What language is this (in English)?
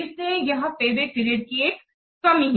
Hindi